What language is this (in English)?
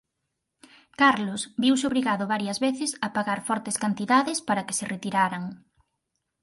Galician